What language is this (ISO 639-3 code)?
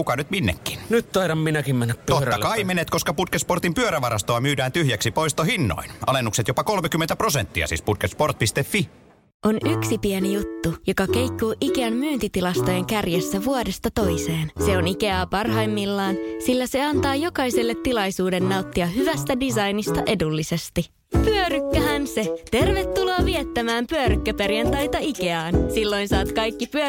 fin